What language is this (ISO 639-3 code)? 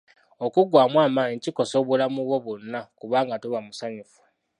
lug